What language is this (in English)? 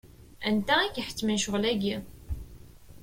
Kabyle